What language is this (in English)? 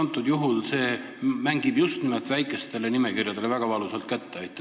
Estonian